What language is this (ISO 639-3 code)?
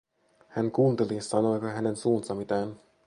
fin